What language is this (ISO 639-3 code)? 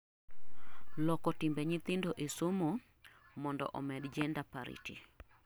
luo